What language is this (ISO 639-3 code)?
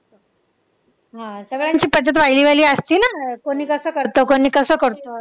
mar